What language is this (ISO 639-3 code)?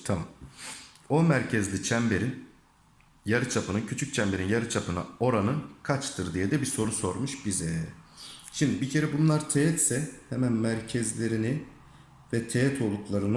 tur